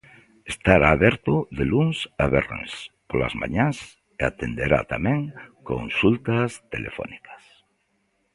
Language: Galician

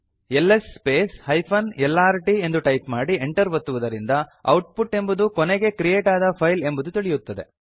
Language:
Kannada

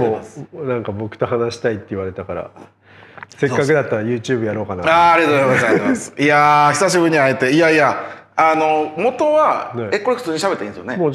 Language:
Japanese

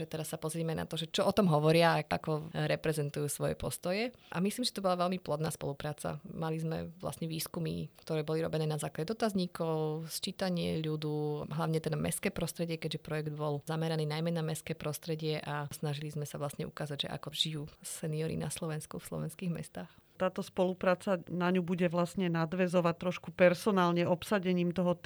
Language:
Slovak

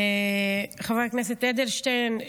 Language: Hebrew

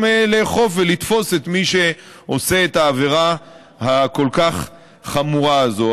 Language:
Hebrew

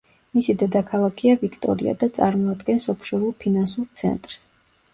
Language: Georgian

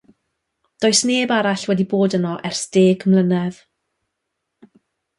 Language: Welsh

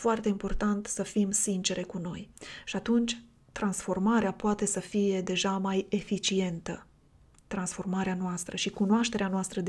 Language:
Romanian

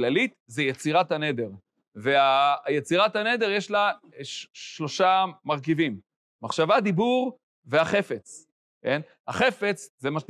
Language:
Hebrew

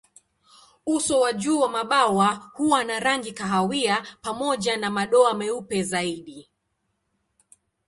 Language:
Swahili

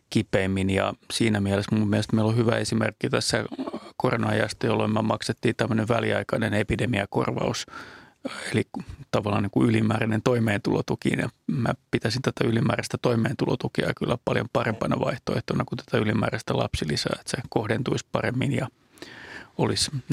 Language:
Finnish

